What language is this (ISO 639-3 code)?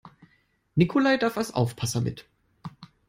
deu